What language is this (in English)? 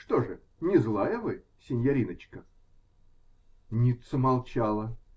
Russian